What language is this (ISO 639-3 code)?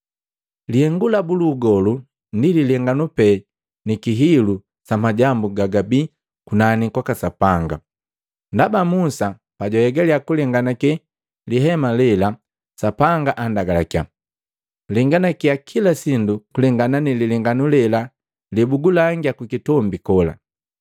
mgv